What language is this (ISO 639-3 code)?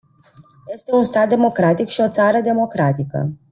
ron